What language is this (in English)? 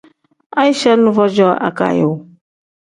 Tem